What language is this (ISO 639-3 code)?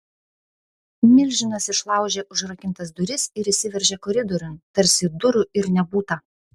lit